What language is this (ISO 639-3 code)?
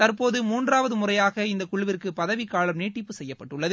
tam